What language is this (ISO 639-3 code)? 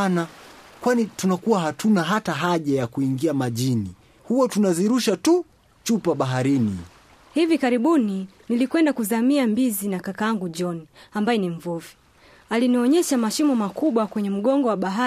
swa